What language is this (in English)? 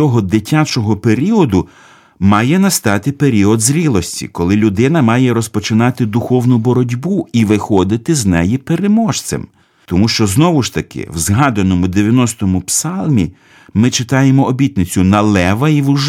Ukrainian